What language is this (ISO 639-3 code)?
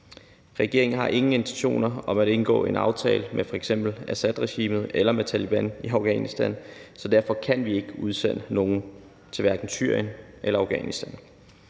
dan